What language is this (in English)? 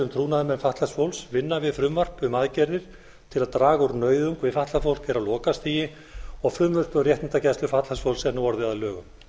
Icelandic